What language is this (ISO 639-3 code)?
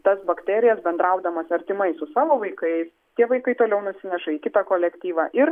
lit